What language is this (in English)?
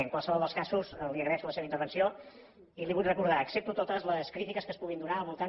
Catalan